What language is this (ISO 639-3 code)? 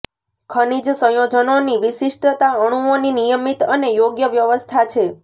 guj